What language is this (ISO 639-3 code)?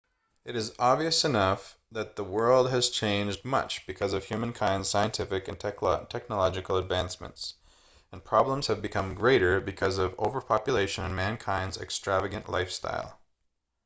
eng